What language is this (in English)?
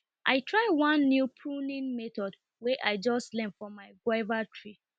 Nigerian Pidgin